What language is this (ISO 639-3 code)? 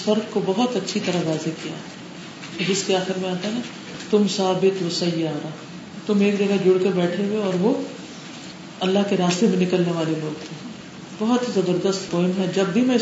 urd